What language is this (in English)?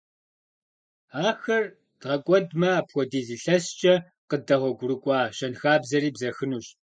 Kabardian